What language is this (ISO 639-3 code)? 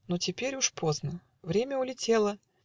rus